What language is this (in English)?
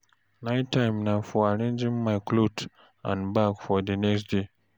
Nigerian Pidgin